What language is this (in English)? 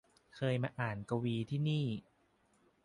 Thai